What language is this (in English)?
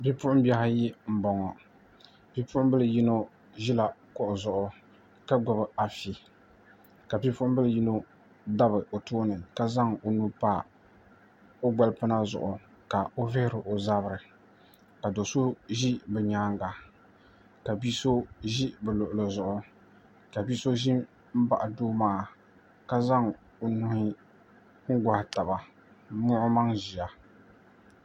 Dagbani